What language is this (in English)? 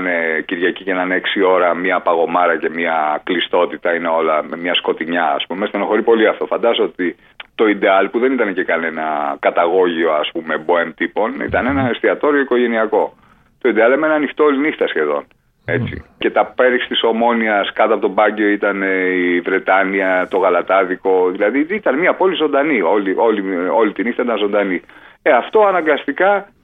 Greek